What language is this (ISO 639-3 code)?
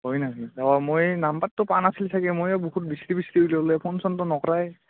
asm